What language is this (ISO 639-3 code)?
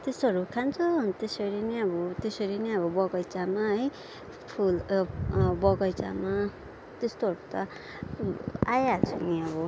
nep